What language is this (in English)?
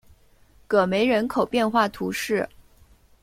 Chinese